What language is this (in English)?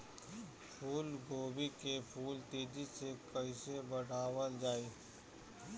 Bhojpuri